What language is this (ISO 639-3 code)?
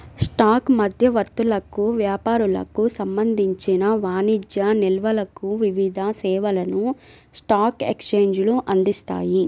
tel